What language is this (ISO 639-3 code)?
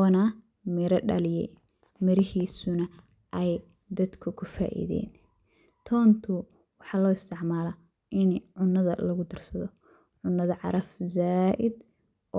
som